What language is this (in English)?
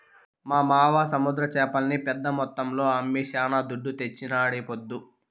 Telugu